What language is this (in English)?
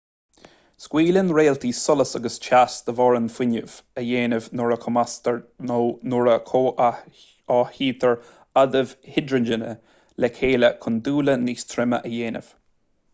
Irish